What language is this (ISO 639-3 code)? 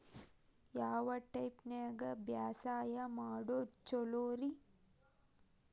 kan